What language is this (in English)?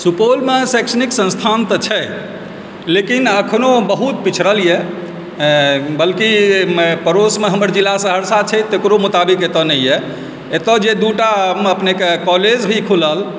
Maithili